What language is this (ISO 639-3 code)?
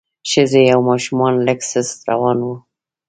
pus